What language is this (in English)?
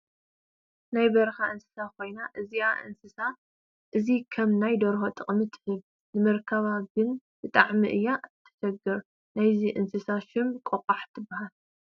Tigrinya